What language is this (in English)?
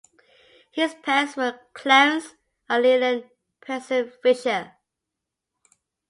English